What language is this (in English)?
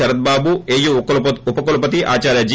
Telugu